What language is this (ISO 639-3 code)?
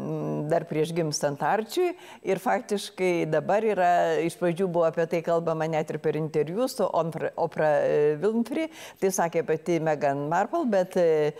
lit